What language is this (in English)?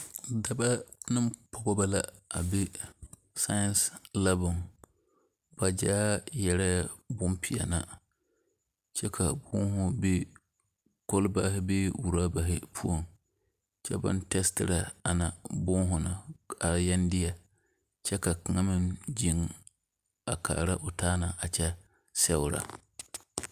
Southern Dagaare